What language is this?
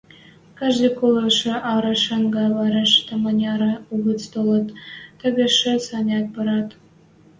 Western Mari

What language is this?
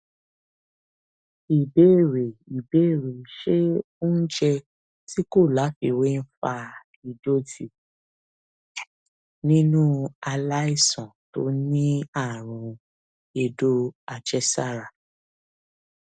Yoruba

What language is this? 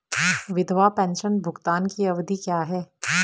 Hindi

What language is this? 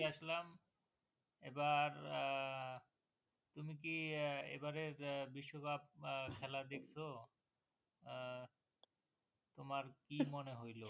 Bangla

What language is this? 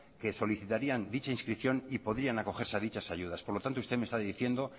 Spanish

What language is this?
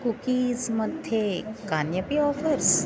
Sanskrit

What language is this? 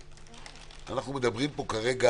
Hebrew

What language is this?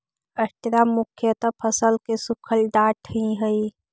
Magahi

